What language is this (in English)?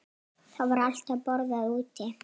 Icelandic